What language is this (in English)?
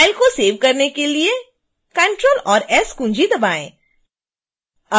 Hindi